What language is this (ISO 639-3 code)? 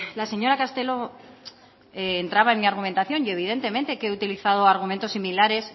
spa